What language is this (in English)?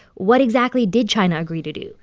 English